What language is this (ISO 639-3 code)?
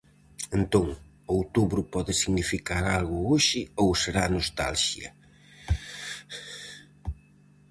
glg